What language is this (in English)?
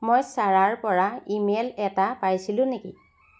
Assamese